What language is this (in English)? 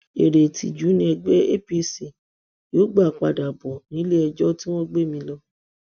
Yoruba